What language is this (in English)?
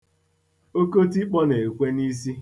Igbo